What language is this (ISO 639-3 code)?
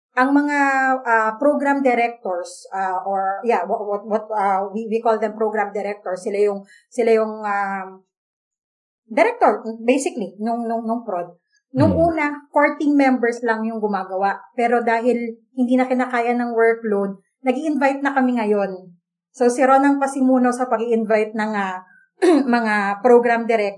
fil